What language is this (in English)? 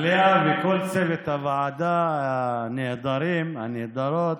Hebrew